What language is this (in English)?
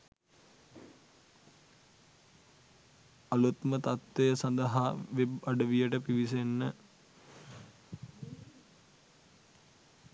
Sinhala